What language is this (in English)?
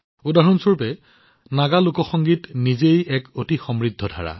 Assamese